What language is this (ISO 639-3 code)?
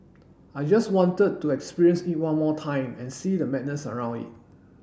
eng